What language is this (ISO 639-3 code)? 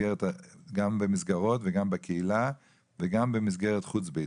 heb